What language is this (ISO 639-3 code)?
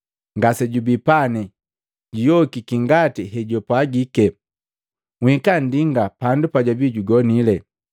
mgv